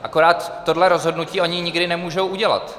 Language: Czech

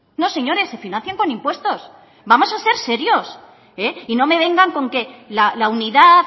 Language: Spanish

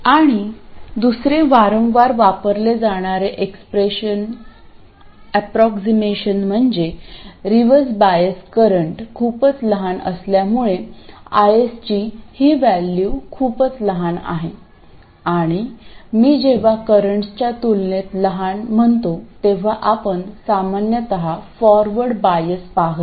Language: Marathi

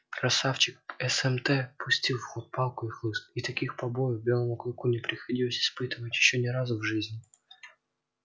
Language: Russian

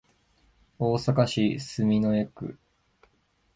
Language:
Japanese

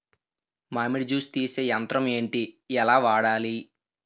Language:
Telugu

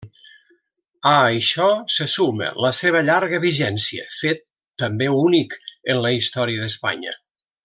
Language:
Catalan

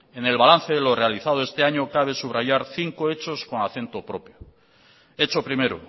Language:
Spanish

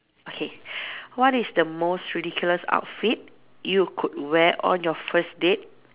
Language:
English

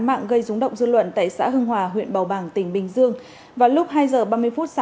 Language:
Vietnamese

